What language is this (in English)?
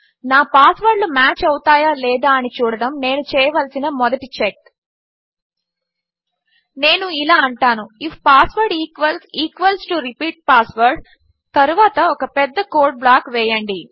Telugu